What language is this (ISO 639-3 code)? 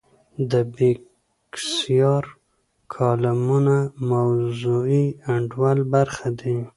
pus